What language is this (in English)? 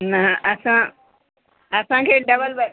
Sindhi